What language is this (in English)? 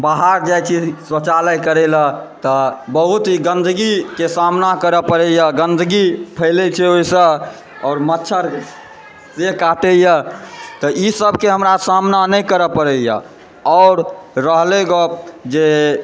Maithili